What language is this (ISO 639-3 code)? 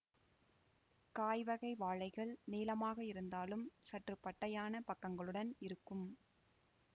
tam